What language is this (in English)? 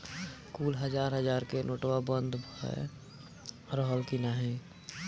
Bhojpuri